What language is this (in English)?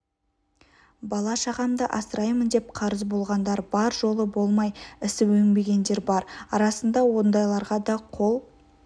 Kazakh